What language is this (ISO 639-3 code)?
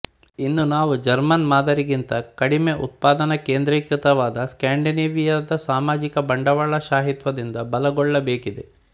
kan